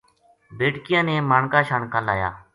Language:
Gujari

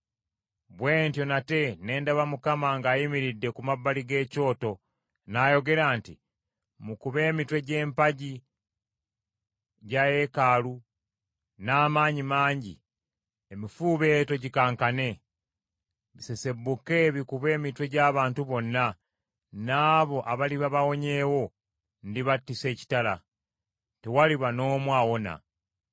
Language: Ganda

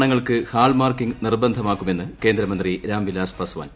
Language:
Malayalam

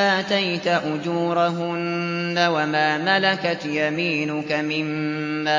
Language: Arabic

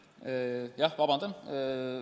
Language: Estonian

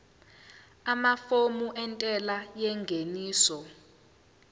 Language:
Zulu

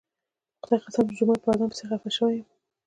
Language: Pashto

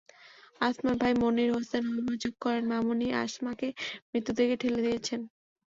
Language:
Bangla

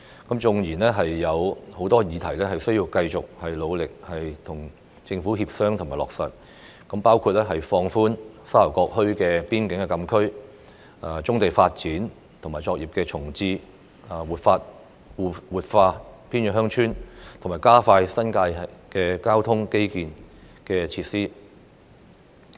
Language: Cantonese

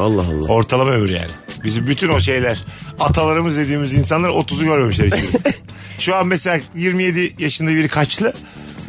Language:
Turkish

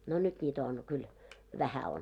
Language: Finnish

